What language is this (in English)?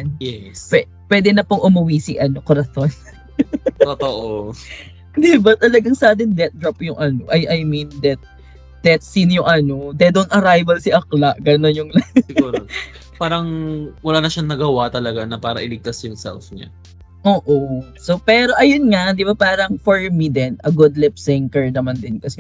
Filipino